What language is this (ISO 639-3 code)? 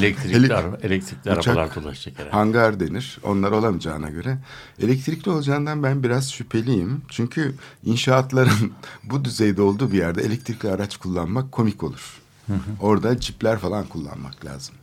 tur